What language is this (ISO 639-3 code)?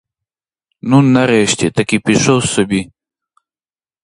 ukr